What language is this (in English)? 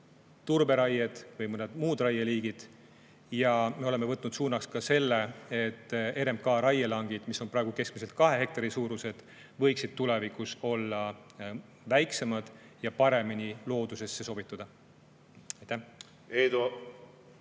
Estonian